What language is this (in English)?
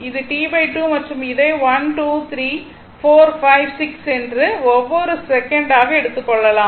Tamil